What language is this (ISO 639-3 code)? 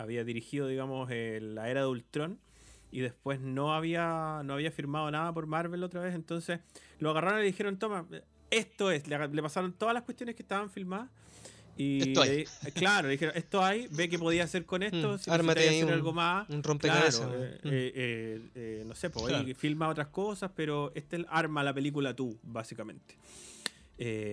spa